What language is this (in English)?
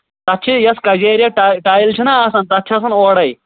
Kashmiri